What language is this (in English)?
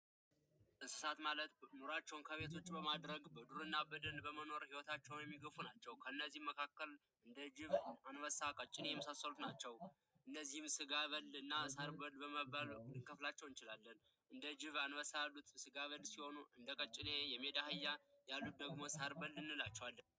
Amharic